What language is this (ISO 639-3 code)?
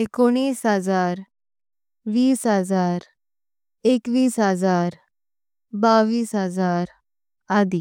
kok